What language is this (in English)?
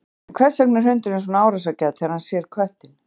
Icelandic